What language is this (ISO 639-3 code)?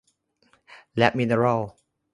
tha